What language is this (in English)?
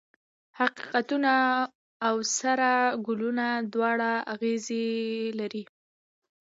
Pashto